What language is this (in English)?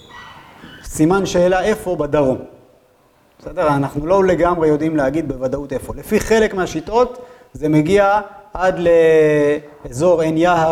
Hebrew